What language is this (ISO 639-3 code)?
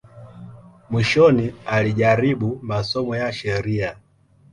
swa